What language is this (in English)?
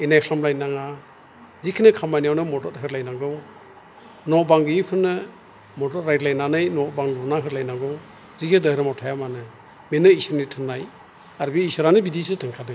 Bodo